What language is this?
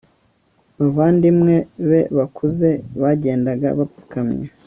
Kinyarwanda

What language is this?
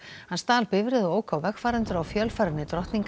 Icelandic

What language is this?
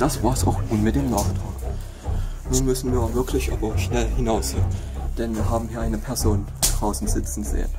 German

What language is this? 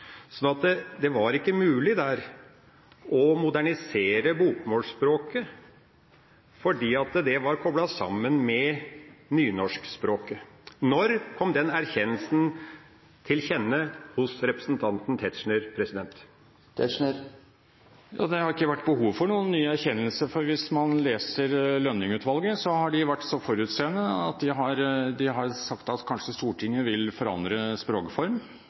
Norwegian Bokmål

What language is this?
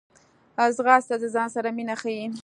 Pashto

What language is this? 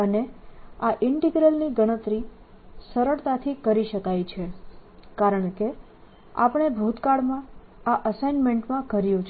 Gujarati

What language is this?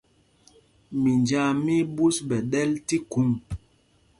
Mpumpong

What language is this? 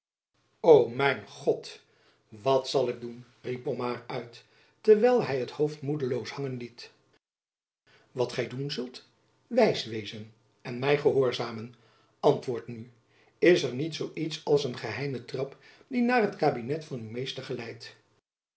Dutch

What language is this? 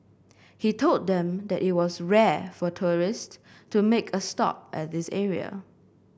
English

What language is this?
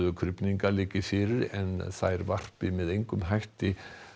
Icelandic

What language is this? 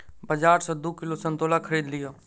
Maithili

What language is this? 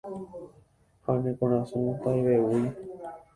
Guarani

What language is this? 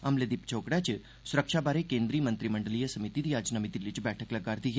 Dogri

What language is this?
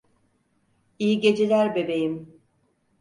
Turkish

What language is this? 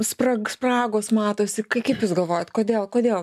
Lithuanian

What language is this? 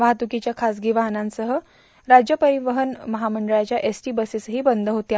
Marathi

